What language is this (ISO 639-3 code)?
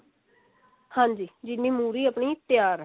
pan